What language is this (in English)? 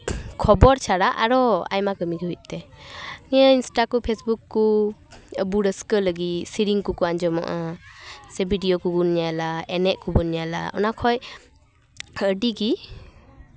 Santali